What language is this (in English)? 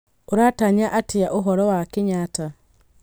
Kikuyu